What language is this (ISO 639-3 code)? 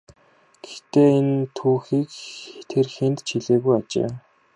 mon